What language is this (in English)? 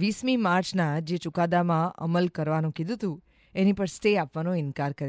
Hindi